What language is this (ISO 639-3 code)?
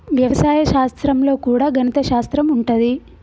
tel